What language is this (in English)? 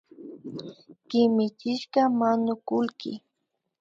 Imbabura Highland Quichua